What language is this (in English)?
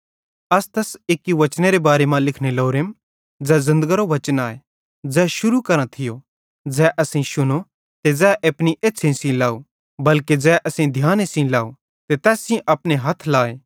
Bhadrawahi